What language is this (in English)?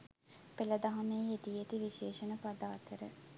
Sinhala